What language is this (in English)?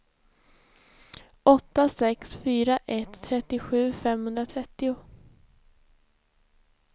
Swedish